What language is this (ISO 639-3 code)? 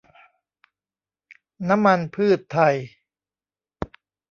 tha